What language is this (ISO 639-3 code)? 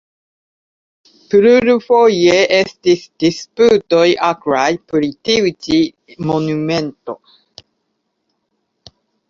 epo